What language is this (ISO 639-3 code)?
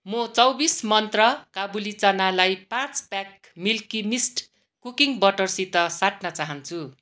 nep